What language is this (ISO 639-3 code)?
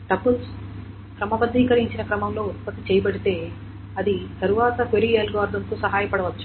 tel